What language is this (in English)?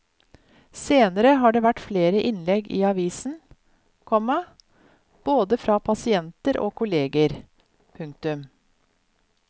Norwegian